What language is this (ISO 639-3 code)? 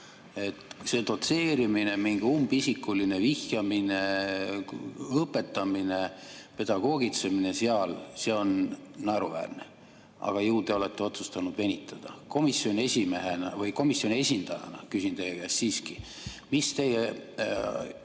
est